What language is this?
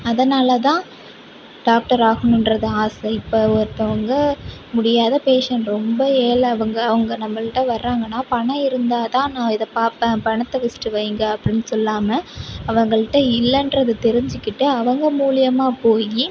Tamil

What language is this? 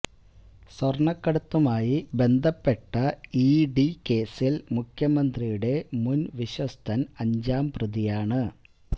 Malayalam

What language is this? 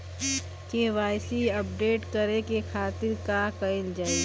Bhojpuri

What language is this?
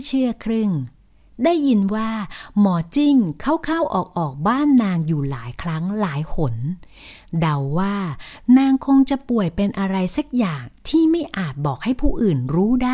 Thai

